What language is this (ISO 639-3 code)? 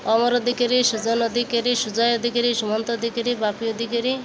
ori